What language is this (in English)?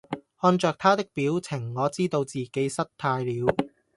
Cantonese